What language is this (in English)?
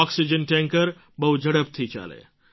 Gujarati